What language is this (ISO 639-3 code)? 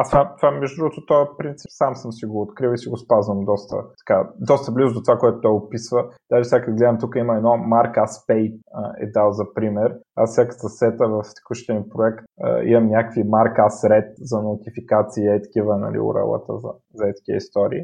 bul